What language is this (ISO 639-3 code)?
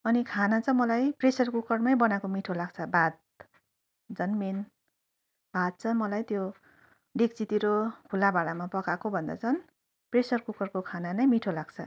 nep